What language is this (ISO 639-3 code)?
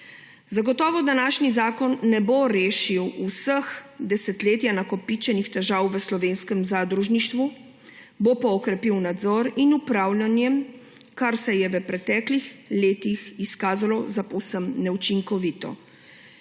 slv